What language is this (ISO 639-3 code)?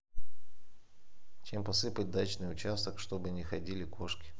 rus